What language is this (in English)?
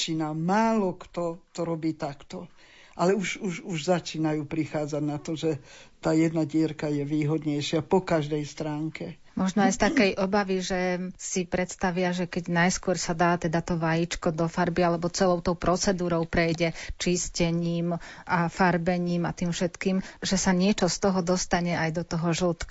Slovak